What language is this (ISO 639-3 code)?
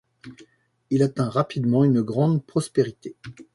fra